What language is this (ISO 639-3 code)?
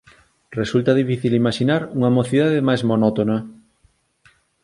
glg